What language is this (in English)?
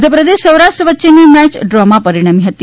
Gujarati